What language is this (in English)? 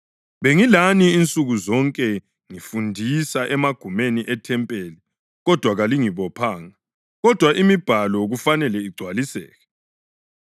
North Ndebele